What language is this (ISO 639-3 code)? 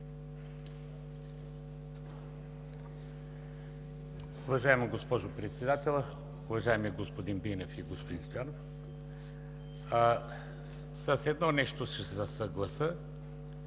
bul